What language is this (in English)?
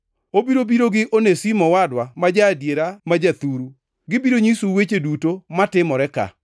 Luo (Kenya and Tanzania)